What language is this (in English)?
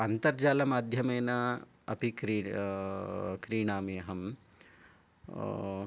Sanskrit